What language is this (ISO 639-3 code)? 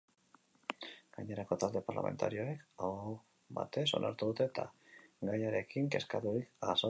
eus